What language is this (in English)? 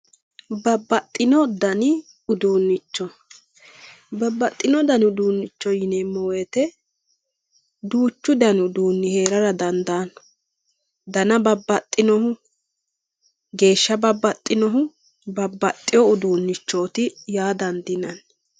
Sidamo